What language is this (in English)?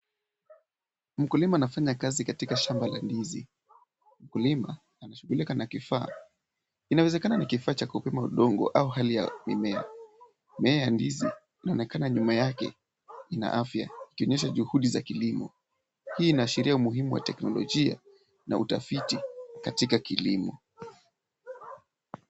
Swahili